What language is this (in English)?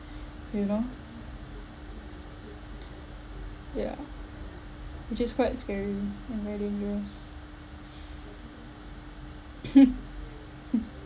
English